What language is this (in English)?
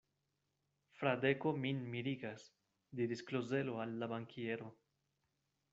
Esperanto